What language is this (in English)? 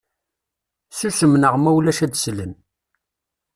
Kabyle